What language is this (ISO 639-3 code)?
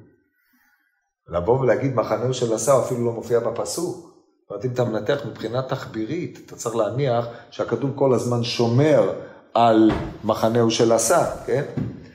heb